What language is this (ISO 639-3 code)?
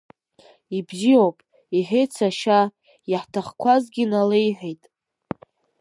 abk